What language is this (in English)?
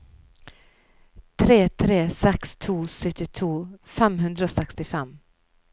Norwegian